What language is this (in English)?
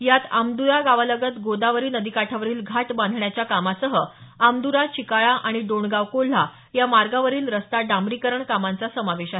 Marathi